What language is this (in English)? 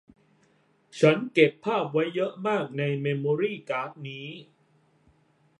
Thai